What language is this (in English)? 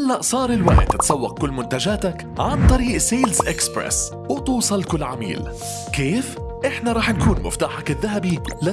Arabic